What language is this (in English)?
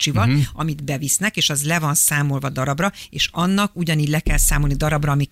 Hungarian